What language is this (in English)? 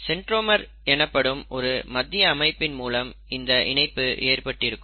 Tamil